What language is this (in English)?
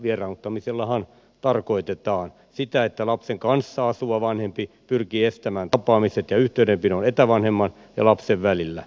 Finnish